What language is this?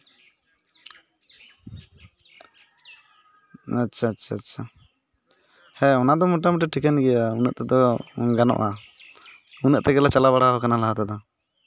Santali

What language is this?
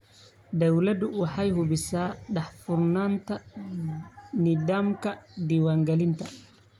Somali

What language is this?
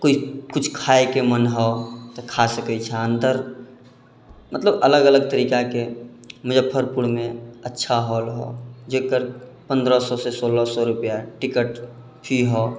Maithili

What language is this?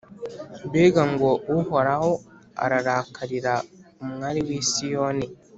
Kinyarwanda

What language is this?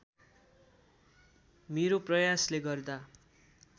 Nepali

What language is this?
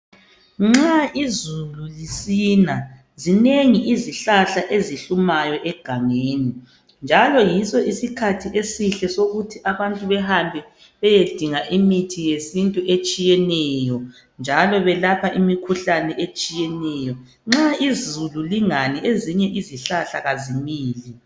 North Ndebele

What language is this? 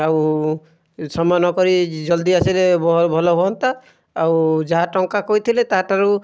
Odia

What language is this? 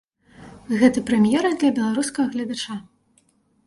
Belarusian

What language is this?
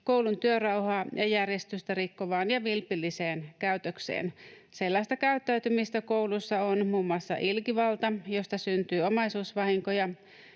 Finnish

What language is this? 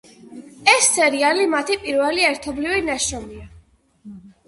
Georgian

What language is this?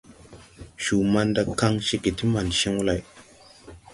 Tupuri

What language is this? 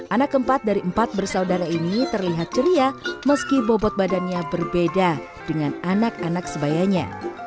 Indonesian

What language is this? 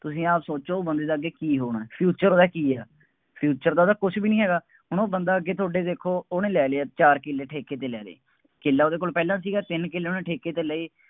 Punjabi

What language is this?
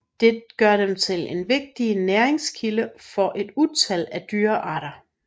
Danish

